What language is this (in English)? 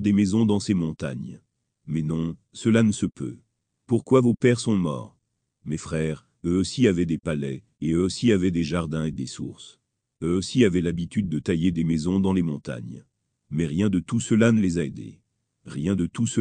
French